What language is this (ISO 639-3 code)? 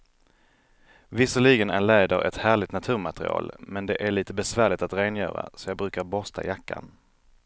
swe